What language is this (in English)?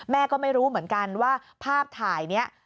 Thai